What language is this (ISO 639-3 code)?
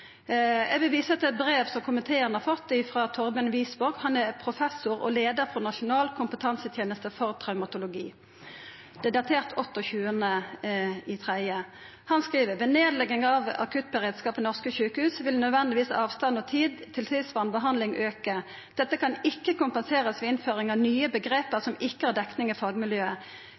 nno